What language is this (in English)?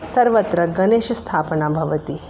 Sanskrit